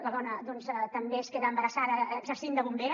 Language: Catalan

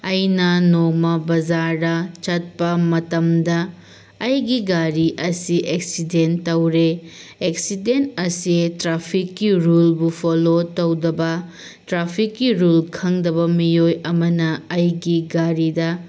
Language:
Manipuri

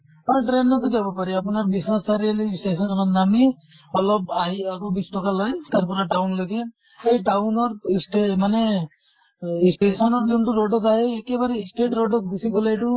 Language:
Assamese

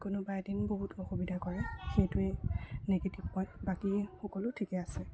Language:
Assamese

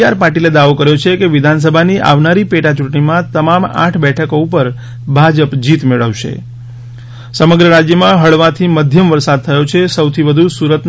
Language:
Gujarati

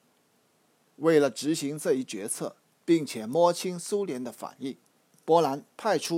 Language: Chinese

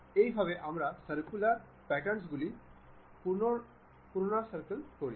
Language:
Bangla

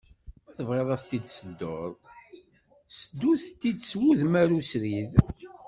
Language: Kabyle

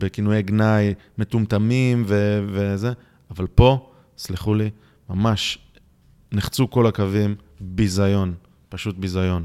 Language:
Hebrew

